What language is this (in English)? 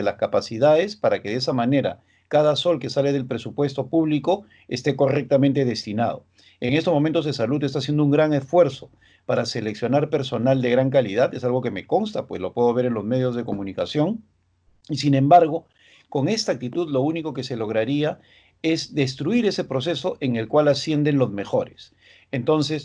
Spanish